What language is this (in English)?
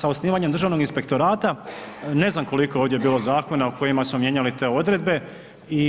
Croatian